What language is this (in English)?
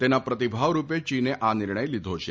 Gujarati